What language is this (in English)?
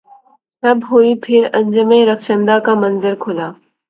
Urdu